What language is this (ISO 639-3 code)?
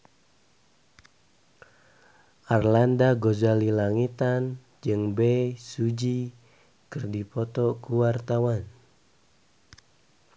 sun